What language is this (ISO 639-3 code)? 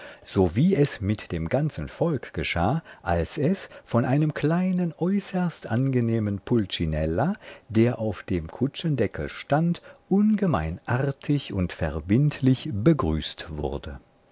deu